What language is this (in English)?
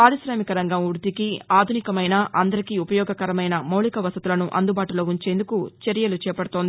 Telugu